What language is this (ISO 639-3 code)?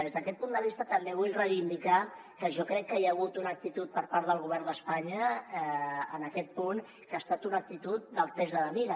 cat